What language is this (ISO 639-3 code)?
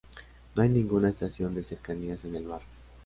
spa